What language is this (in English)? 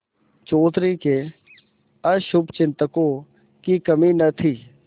Hindi